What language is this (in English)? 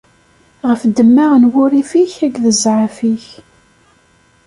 Kabyle